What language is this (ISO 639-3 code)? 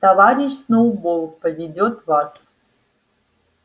rus